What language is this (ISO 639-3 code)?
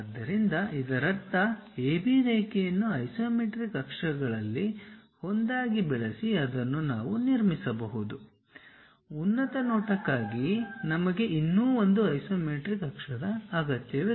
kan